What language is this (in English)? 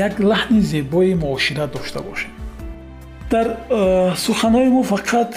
Persian